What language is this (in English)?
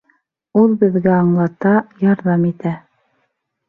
Bashkir